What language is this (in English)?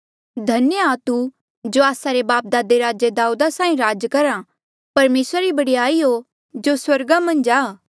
Mandeali